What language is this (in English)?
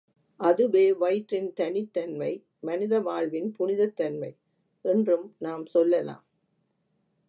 Tamil